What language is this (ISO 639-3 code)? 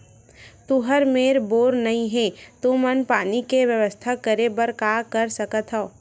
hne